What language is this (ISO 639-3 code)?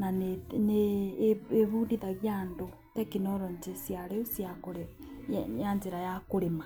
kik